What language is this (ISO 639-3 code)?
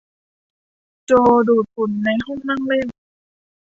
tha